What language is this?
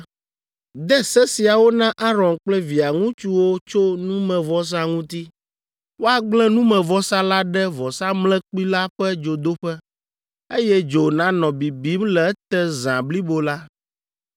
Ewe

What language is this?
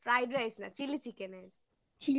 Bangla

